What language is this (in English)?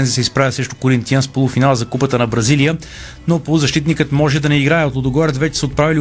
Bulgarian